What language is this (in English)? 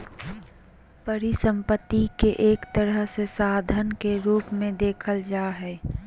Magahi